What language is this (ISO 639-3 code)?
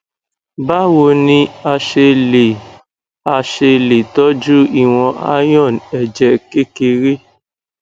yor